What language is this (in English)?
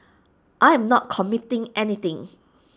English